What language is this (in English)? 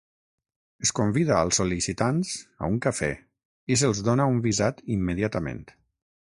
Catalan